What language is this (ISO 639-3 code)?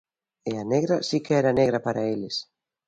glg